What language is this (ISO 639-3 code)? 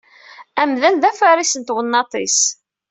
kab